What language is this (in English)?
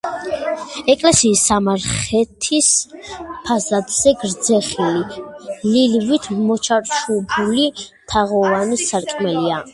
Georgian